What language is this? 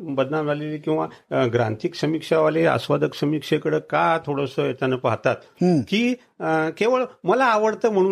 Marathi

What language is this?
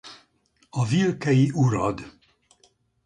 Hungarian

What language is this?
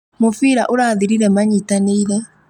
Kikuyu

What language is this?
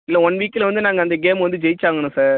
Tamil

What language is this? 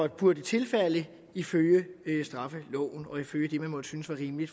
Danish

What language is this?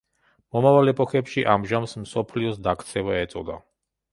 Georgian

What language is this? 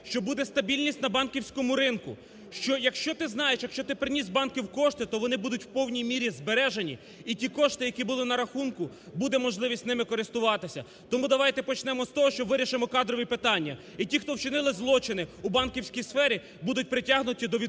Ukrainian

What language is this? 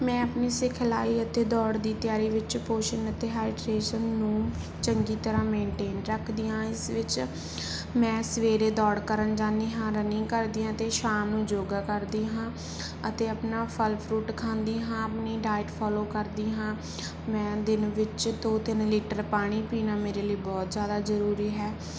Punjabi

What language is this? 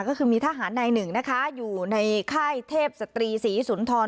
Thai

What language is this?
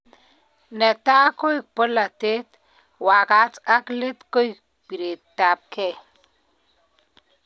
Kalenjin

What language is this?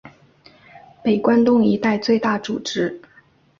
Chinese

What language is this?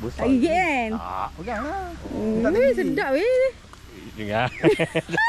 Malay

